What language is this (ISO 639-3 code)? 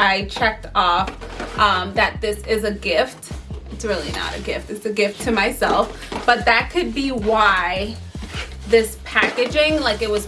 eng